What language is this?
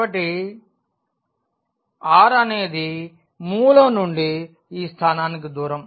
Telugu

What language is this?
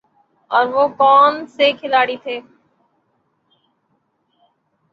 Urdu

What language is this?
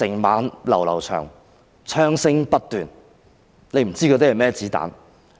Cantonese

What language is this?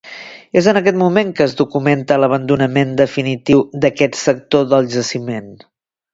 Catalan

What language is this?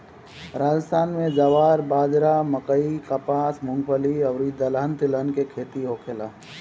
Bhojpuri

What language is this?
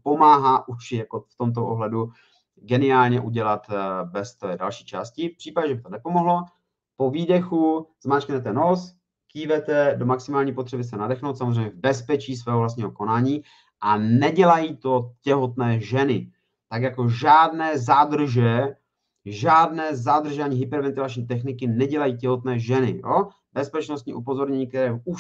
Czech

